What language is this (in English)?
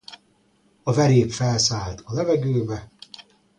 Hungarian